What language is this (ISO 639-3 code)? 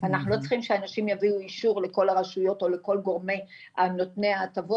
heb